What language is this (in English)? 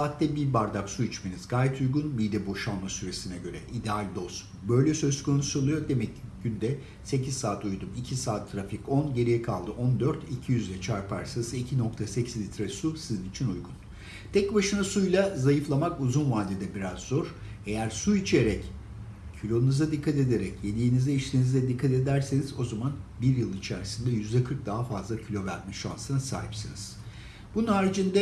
Turkish